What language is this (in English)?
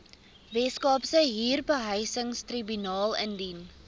Afrikaans